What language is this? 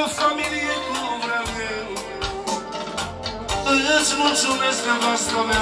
Romanian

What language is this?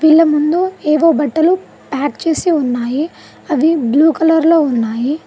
Telugu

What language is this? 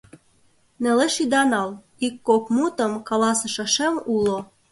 Mari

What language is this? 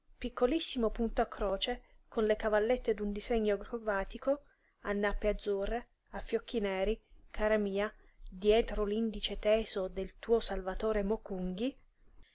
Italian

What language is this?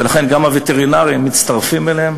Hebrew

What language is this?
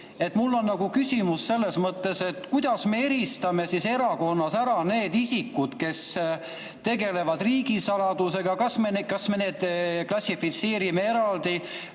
Estonian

